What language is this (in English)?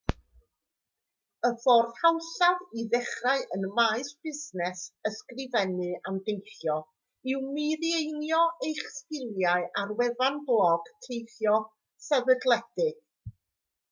Welsh